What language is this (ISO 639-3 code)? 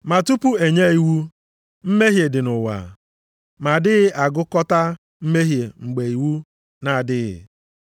ibo